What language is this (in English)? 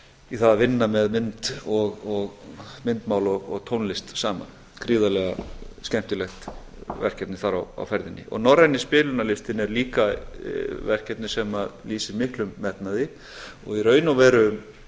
Icelandic